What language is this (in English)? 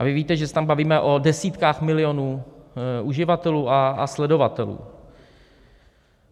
Czech